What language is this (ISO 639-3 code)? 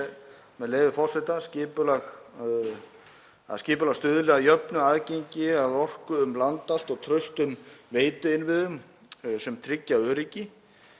isl